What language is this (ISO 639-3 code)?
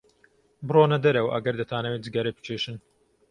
ckb